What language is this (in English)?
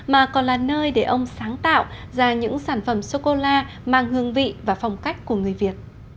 Vietnamese